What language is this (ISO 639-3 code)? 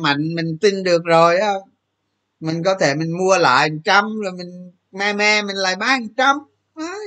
vie